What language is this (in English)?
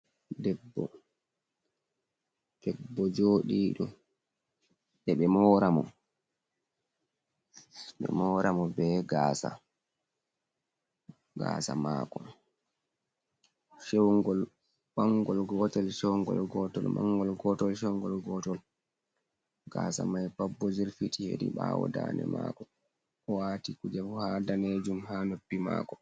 Fula